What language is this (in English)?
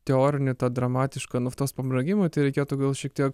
Lithuanian